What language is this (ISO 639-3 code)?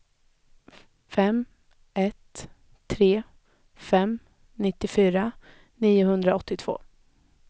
swe